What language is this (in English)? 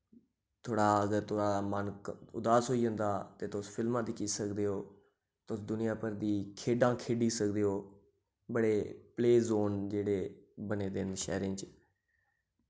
Dogri